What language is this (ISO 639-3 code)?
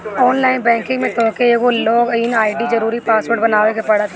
bho